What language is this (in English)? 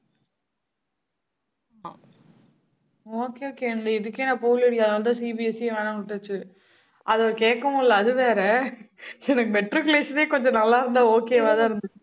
Tamil